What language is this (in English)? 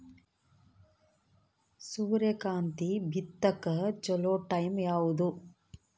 Kannada